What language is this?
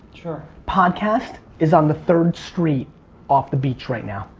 English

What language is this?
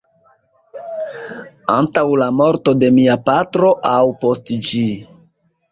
Esperanto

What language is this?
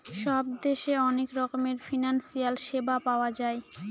Bangla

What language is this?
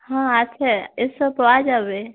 Bangla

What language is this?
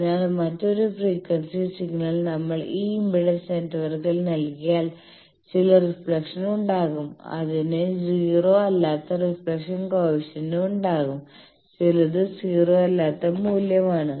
Malayalam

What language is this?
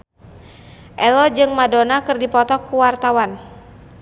Sundanese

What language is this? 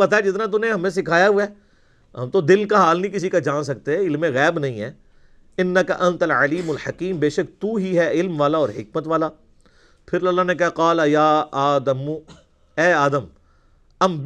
Urdu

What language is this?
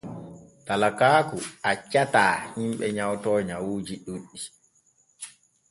Borgu Fulfulde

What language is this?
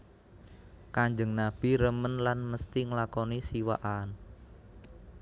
Javanese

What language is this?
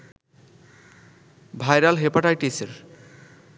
Bangla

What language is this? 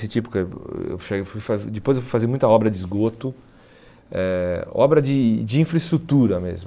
Portuguese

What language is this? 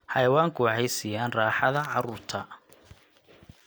Somali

